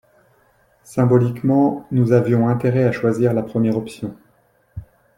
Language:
French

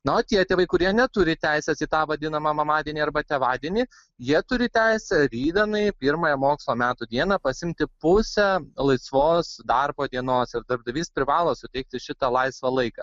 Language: Lithuanian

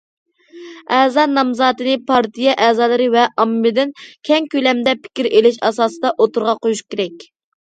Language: Uyghur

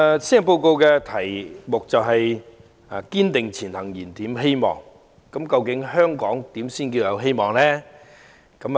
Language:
Cantonese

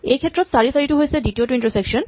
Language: Assamese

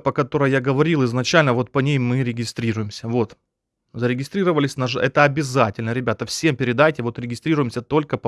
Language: Russian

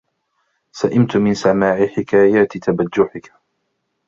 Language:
Arabic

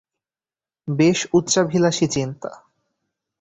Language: Bangla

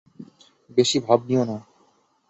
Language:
Bangla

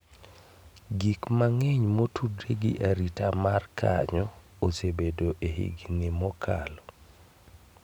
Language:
Luo (Kenya and Tanzania)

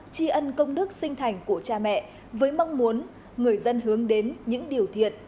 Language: Vietnamese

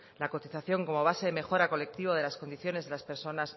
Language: Spanish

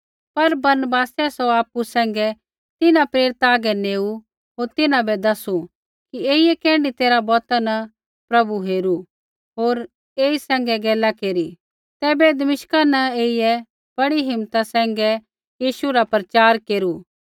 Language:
Kullu Pahari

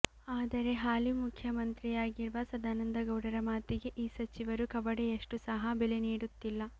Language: Kannada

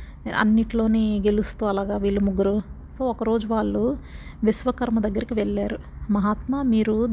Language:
Telugu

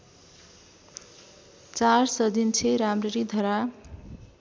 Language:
Nepali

